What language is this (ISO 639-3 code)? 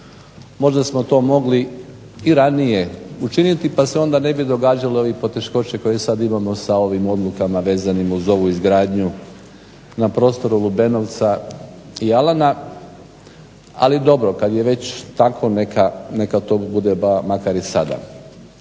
hrv